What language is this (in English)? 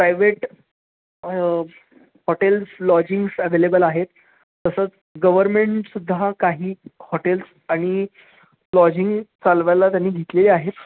Marathi